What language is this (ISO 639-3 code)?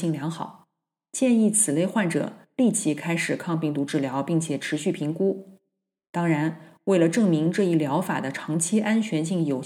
zho